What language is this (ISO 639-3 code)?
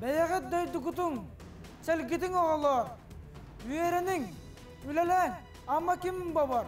tur